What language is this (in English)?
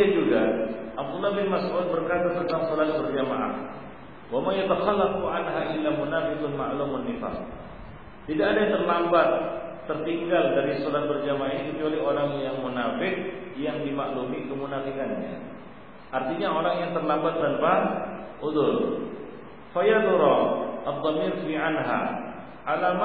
Malay